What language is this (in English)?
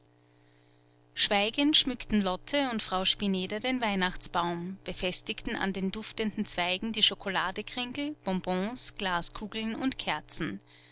German